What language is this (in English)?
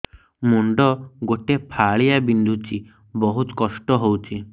Odia